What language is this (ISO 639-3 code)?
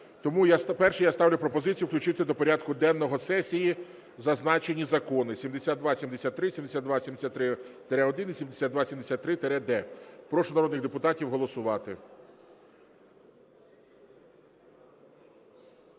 ukr